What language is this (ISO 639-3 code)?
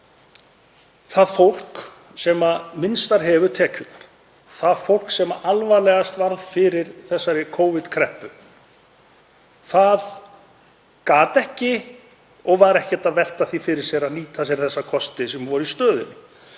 isl